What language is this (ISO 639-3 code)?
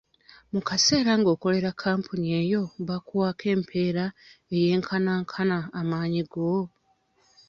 lug